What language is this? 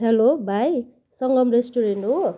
Nepali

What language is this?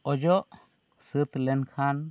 Santali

